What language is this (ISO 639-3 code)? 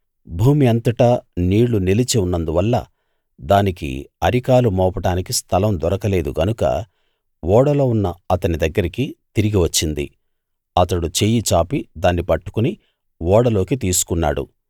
tel